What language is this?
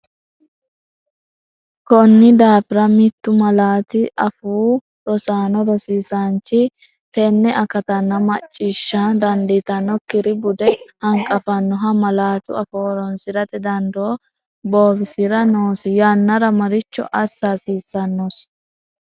Sidamo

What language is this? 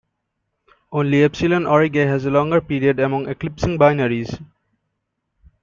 English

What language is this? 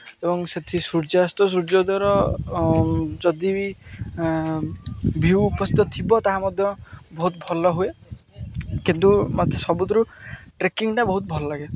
Odia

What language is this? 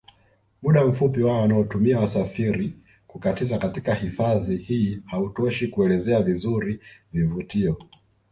Swahili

